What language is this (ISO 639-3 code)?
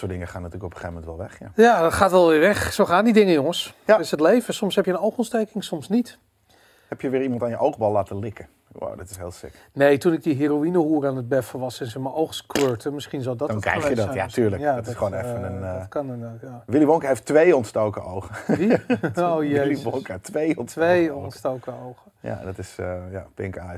nld